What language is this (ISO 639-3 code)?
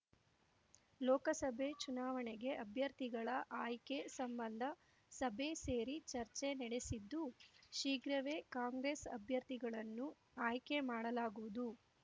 kan